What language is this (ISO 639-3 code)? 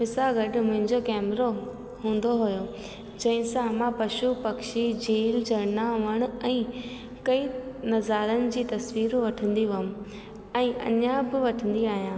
snd